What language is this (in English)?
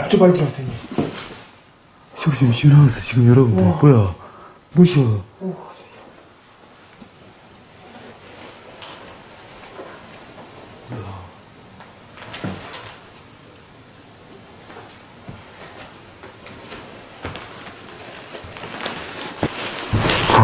Korean